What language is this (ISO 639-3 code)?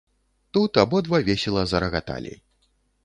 bel